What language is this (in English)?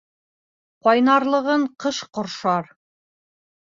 Bashkir